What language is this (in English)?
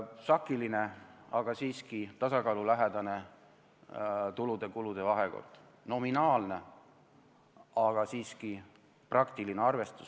Estonian